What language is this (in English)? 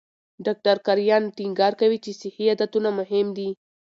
Pashto